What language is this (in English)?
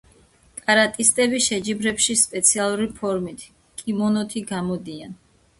Georgian